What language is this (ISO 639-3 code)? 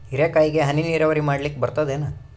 kan